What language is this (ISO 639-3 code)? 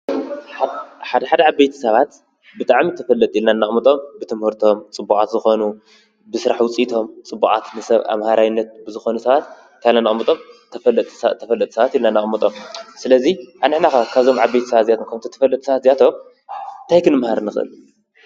tir